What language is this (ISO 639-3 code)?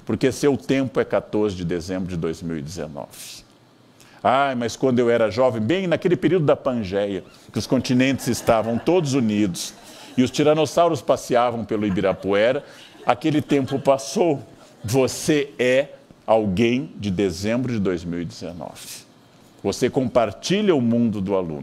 por